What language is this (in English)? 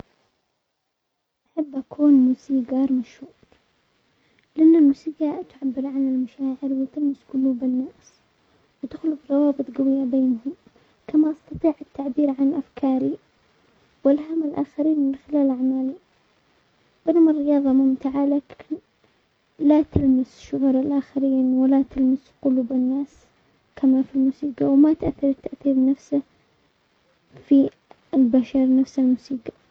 Omani Arabic